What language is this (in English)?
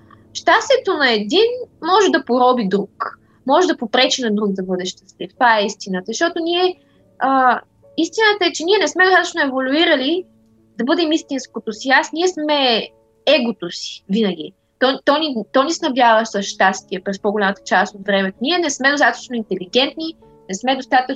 Bulgarian